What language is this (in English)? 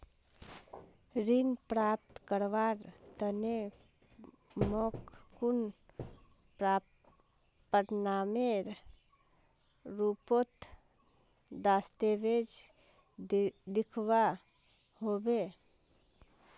Magahi